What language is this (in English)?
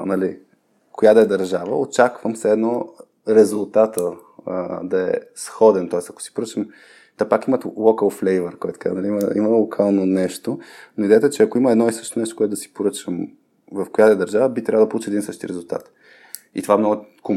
Bulgarian